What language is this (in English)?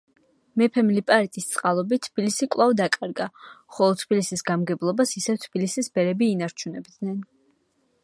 Georgian